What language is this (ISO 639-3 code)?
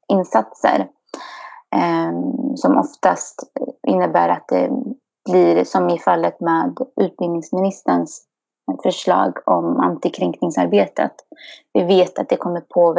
swe